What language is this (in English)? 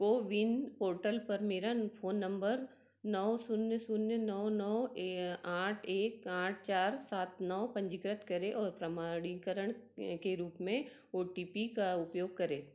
Hindi